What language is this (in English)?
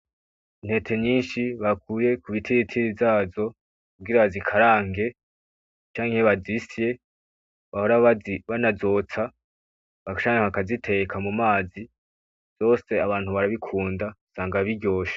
Rundi